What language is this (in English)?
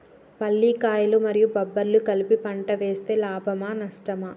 Telugu